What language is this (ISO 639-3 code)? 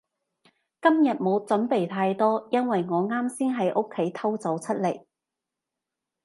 yue